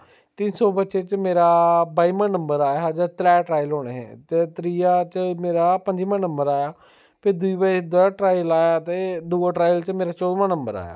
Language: Dogri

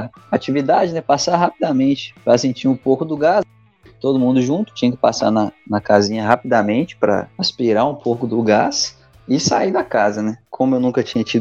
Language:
Portuguese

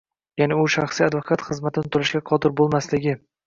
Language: Uzbek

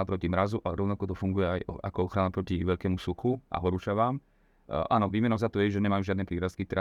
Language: Slovak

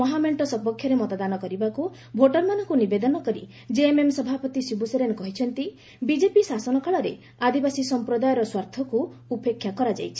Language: Odia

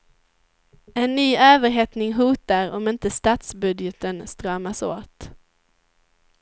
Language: Swedish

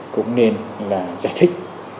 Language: Vietnamese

